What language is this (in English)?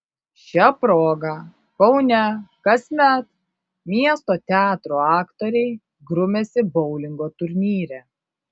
Lithuanian